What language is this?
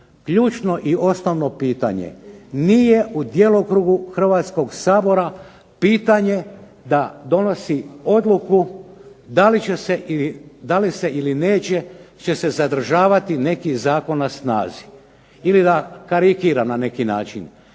Croatian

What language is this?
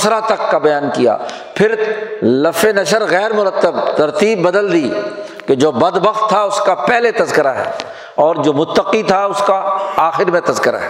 Urdu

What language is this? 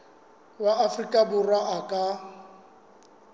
Southern Sotho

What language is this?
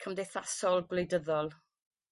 Welsh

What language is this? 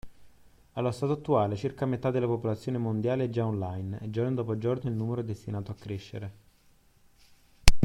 Italian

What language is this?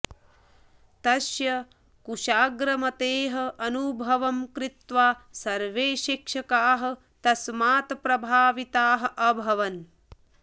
Sanskrit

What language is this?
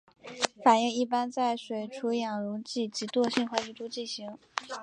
Chinese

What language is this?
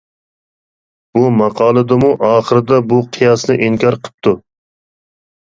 Uyghur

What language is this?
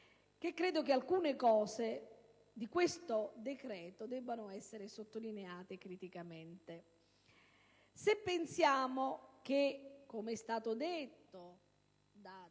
Italian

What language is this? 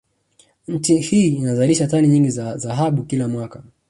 Swahili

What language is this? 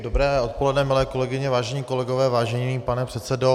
Czech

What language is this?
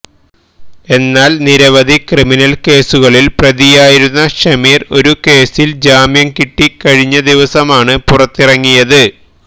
Malayalam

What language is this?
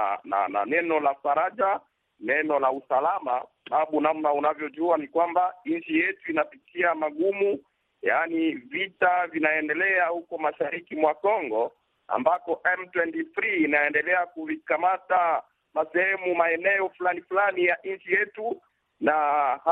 Swahili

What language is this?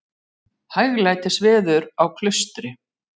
Icelandic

